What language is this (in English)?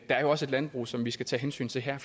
Danish